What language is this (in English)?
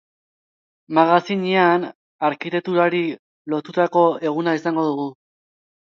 Basque